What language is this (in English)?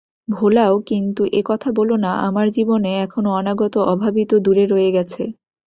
Bangla